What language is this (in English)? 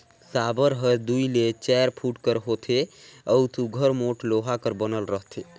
Chhattisgarhi